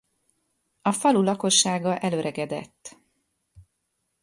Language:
Hungarian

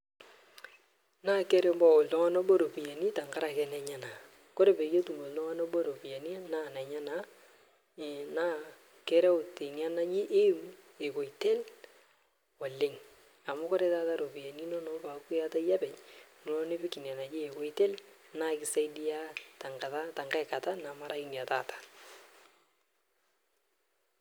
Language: Masai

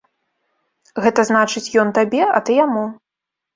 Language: Belarusian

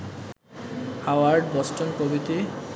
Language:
Bangla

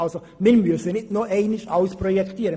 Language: Swiss German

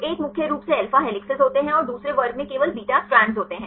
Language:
Hindi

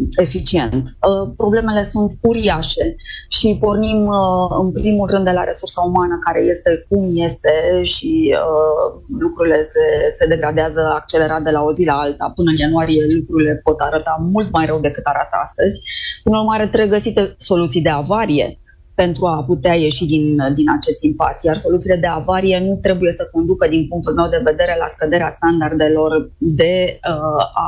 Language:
Romanian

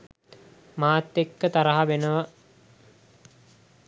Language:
Sinhala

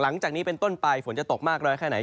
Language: Thai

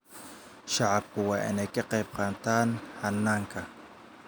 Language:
Somali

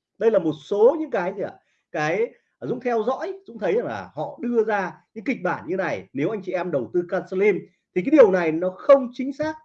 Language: Vietnamese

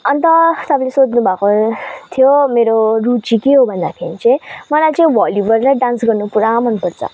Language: Nepali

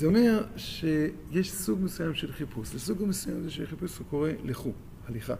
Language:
Hebrew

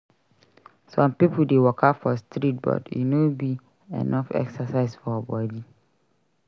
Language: Nigerian Pidgin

